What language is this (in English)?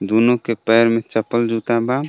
Bhojpuri